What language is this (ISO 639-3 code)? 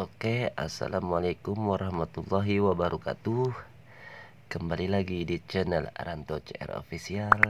ind